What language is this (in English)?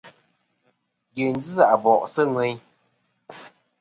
Kom